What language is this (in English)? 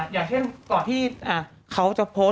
Thai